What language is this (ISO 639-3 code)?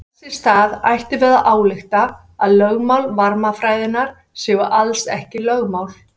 isl